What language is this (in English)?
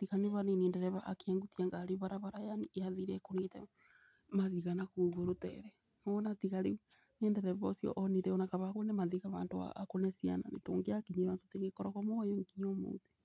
Kikuyu